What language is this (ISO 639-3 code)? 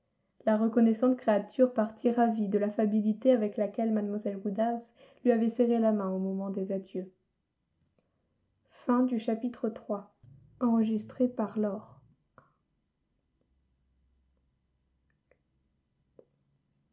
fra